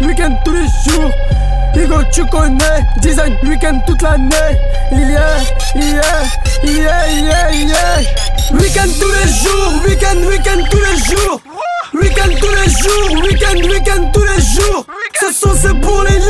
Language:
Arabic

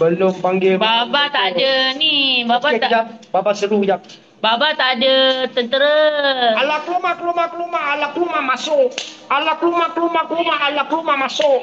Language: Malay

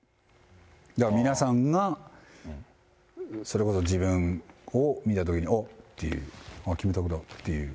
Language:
Japanese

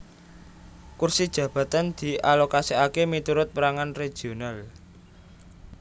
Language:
Javanese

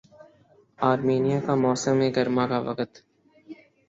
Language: Urdu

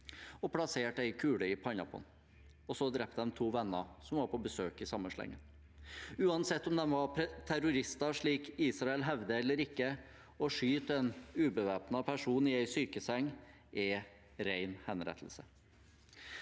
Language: Norwegian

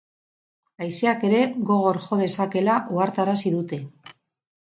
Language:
Basque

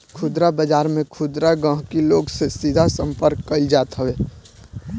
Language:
Bhojpuri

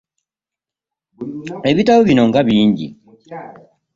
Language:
Ganda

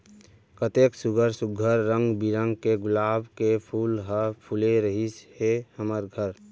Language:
Chhattisgarhi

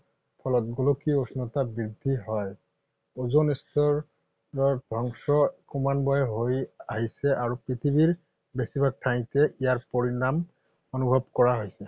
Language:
Assamese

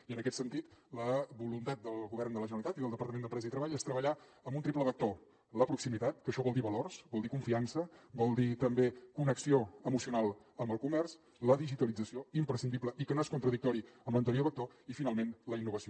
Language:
Catalan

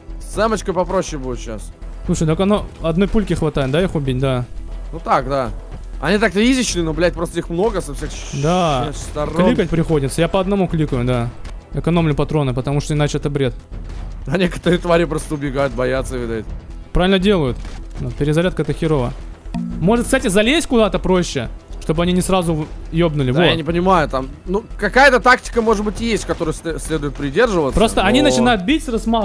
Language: Russian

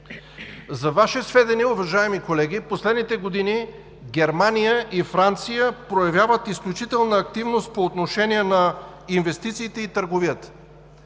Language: Bulgarian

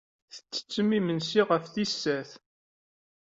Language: Kabyle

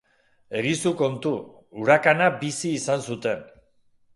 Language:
Basque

